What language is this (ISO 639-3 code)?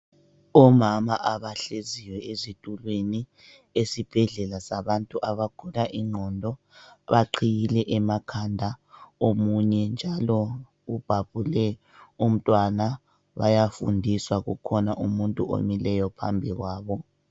nde